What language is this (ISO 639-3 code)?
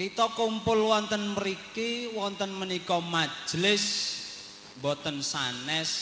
ind